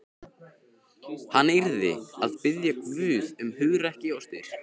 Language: Icelandic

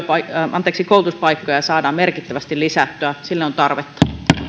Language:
Finnish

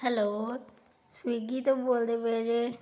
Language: Punjabi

